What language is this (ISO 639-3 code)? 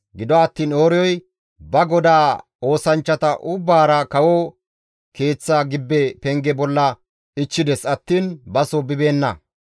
gmv